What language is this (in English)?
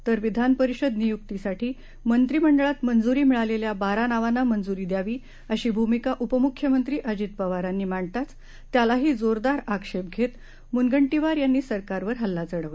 Marathi